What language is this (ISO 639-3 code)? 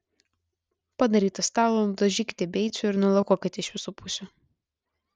lit